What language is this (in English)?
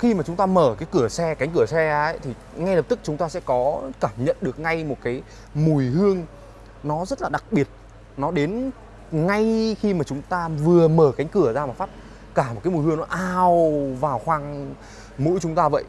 Vietnamese